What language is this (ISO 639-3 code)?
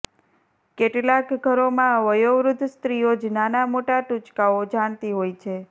guj